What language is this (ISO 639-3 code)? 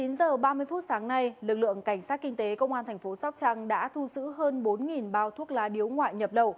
vie